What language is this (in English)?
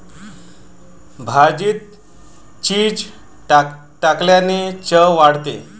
Marathi